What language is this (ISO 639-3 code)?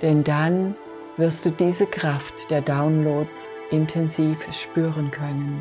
deu